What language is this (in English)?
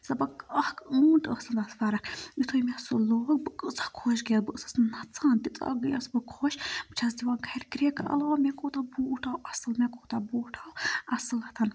Kashmiri